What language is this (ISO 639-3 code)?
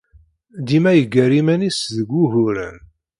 kab